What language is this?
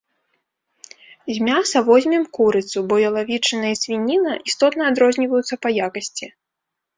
Belarusian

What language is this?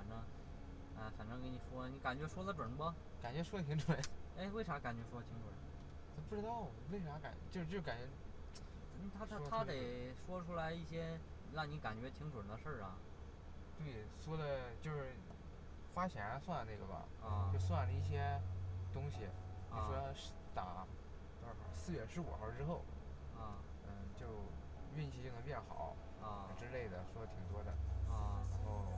Chinese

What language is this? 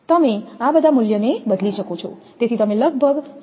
Gujarati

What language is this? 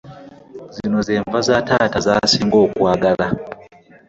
Ganda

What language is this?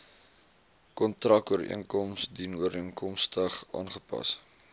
Afrikaans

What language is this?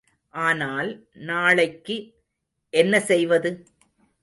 Tamil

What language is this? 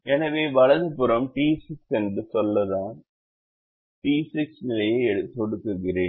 Tamil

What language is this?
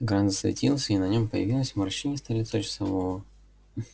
Russian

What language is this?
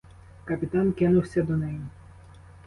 Ukrainian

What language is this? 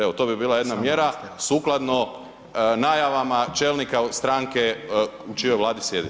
Croatian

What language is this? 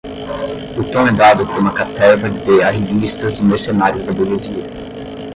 Portuguese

